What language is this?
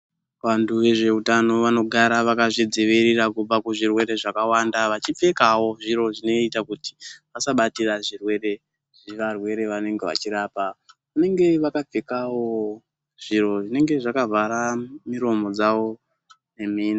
Ndau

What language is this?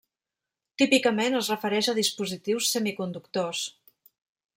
Catalan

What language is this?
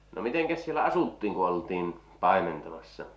Finnish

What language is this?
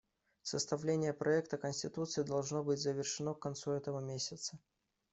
Russian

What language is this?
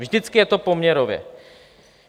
Czech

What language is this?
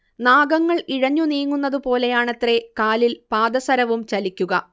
Malayalam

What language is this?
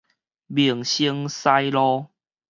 Min Nan Chinese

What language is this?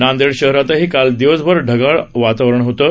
Marathi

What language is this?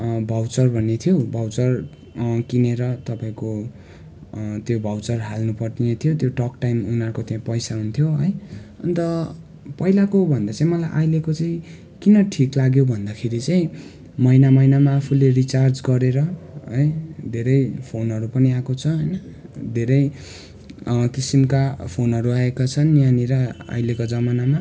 Nepali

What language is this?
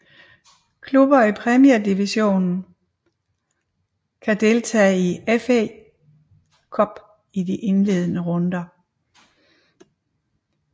Danish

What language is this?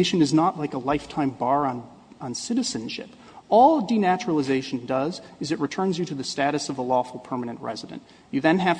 English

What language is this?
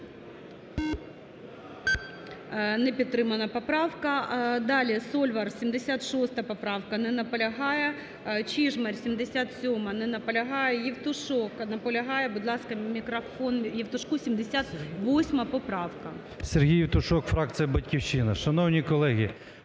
Ukrainian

